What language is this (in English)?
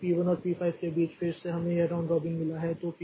Hindi